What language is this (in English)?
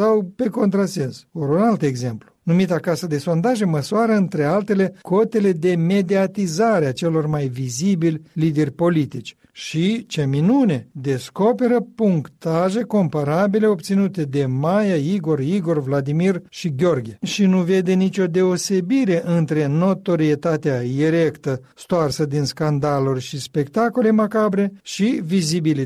Romanian